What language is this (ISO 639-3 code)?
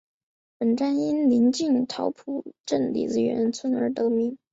zho